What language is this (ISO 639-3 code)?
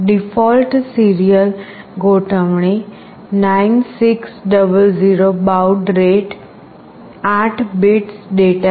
guj